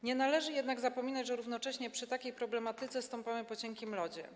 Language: Polish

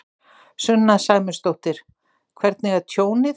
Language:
Icelandic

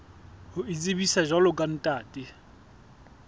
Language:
Southern Sotho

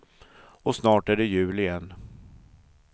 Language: Swedish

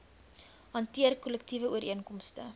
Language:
Afrikaans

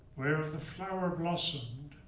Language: English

